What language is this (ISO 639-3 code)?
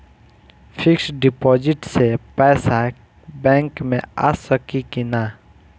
bho